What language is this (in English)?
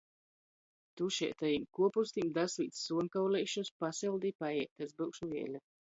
Latgalian